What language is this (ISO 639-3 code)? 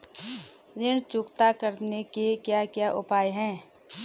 hin